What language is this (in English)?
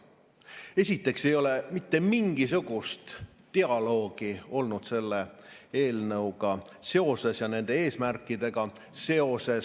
Estonian